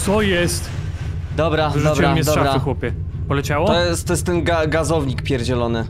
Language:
Polish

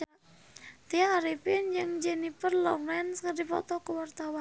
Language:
Sundanese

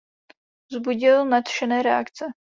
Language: Czech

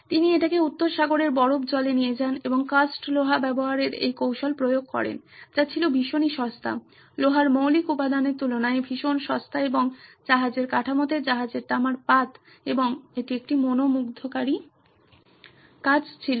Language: Bangla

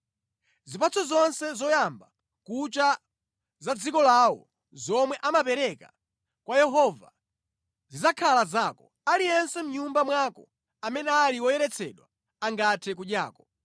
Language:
Nyanja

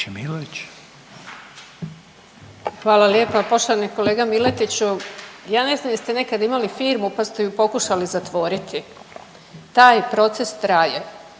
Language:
Croatian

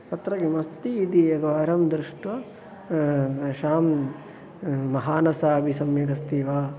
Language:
Sanskrit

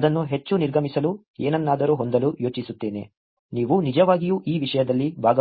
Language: Kannada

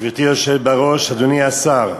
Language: Hebrew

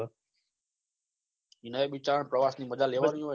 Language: Gujarati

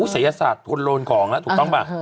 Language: Thai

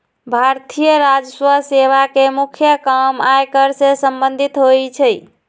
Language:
Magahi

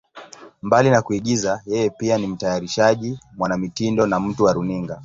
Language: Swahili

